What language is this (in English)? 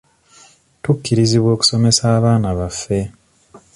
Ganda